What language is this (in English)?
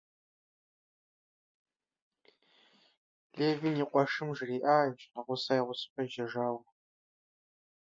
Russian